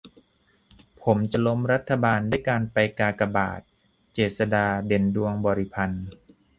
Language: Thai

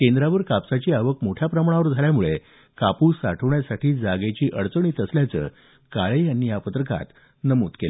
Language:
Marathi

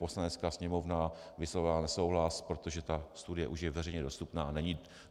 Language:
Czech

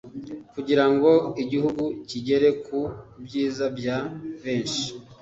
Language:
Kinyarwanda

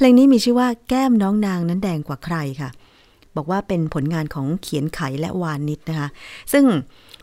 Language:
Thai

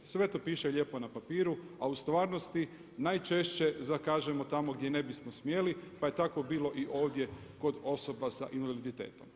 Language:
Croatian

